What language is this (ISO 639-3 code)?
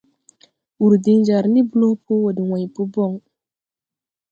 tui